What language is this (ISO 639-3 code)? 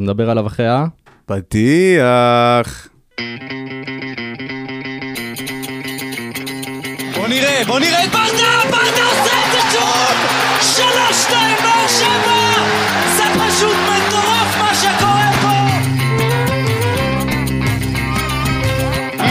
heb